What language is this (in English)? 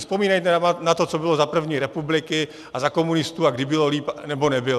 Czech